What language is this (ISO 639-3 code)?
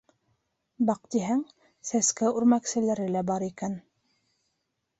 bak